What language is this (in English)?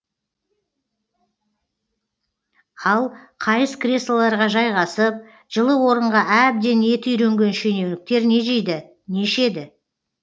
Kazakh